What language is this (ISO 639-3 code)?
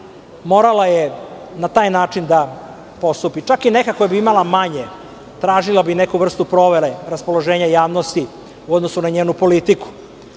srp